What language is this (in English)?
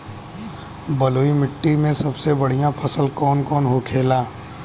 Bhojpuri